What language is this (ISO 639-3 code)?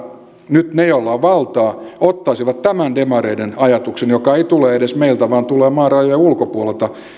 fin